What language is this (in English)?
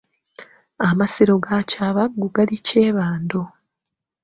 Ganda